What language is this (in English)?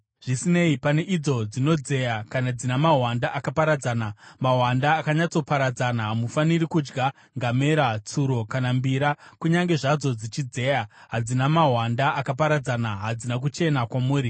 Shona